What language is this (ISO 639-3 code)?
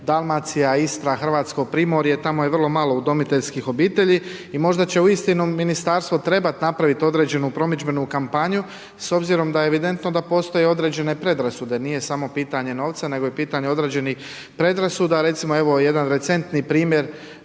hrv